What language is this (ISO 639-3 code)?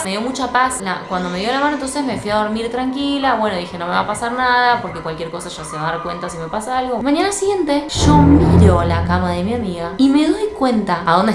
spa